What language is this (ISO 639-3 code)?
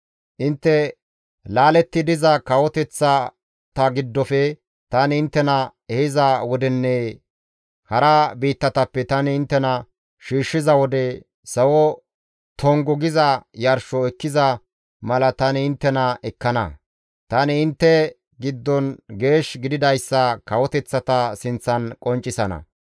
gmv